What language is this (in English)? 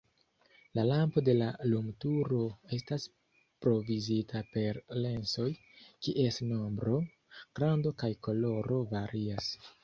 Esperanto